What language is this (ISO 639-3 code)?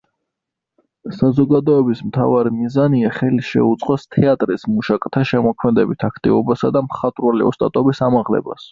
kat